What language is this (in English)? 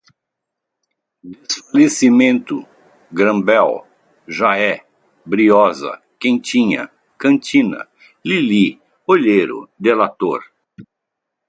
Portuguese